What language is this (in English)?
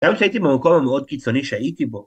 Hebrew